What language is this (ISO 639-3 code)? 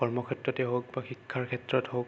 asm